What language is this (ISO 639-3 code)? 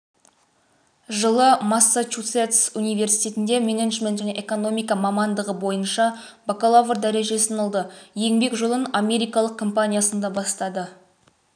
kaz